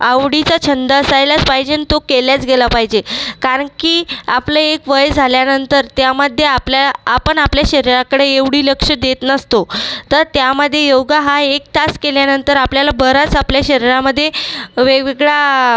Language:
Marathi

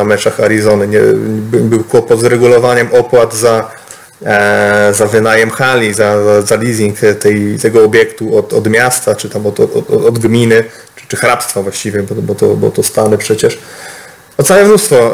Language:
Polish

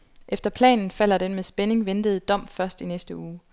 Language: Danish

